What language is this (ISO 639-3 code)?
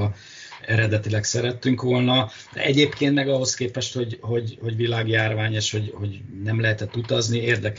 hun